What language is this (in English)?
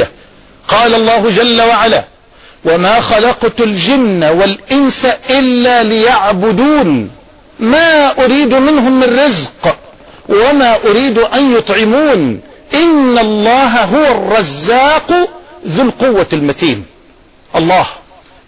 Arabic